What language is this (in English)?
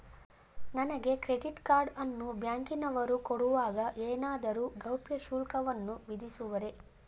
Kannada